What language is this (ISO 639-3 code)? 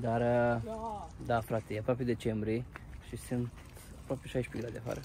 ron